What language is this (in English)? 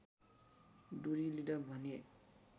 Nepali